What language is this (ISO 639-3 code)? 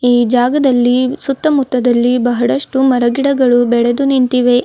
kan